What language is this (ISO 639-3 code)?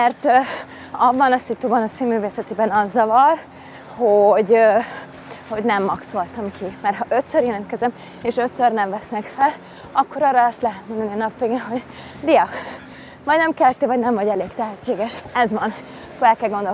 hun